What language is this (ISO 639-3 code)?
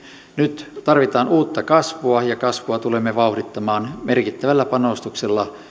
fin